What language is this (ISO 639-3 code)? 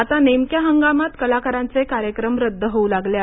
mar